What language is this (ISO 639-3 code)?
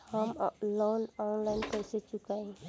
bho